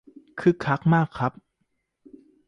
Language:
Thai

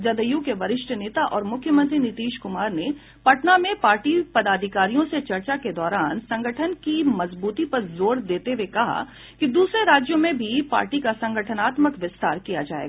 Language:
Hindi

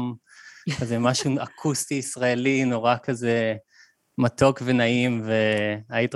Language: Hebrew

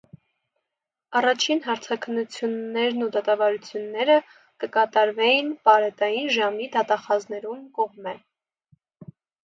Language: Armenian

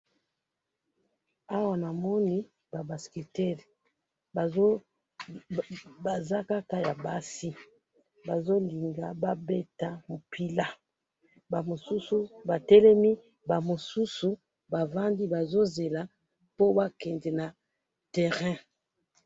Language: Lingala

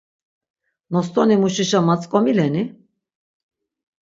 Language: Laz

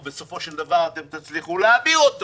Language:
Hebrew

